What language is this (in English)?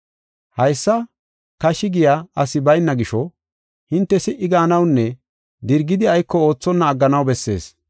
Gofa